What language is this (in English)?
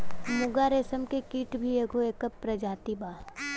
Bhojpuri